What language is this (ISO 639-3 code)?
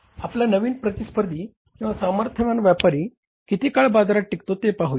mar